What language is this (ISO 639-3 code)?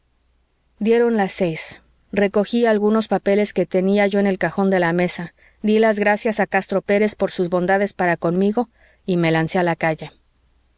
spa